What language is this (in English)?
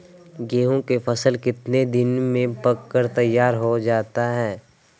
Magahi